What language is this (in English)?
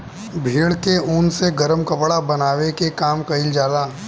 Bhojpuri